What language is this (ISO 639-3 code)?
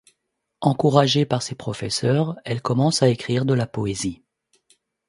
fra